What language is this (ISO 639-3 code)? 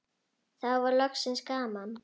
isl